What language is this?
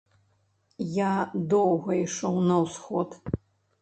Belarusian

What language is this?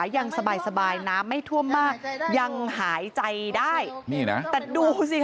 Thai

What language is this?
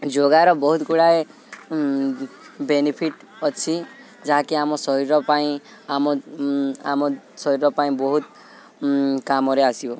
Odia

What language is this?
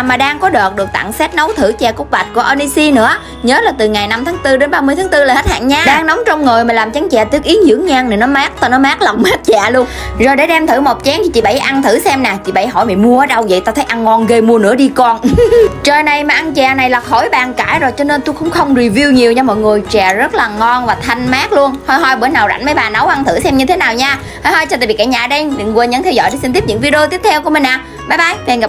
Vietnamese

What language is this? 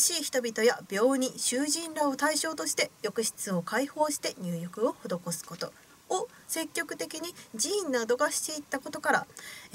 Japanese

